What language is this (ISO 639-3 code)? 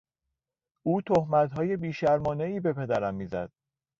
fas